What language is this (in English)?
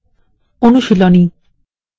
Bangla